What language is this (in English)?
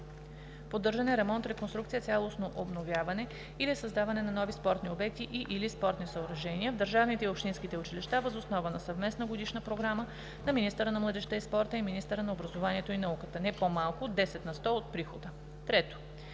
Bulgarian